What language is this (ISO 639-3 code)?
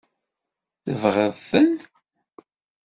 kab